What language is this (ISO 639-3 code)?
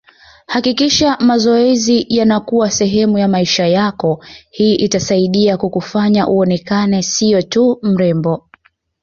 swa